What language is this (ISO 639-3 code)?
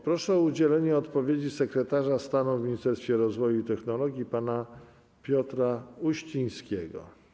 pol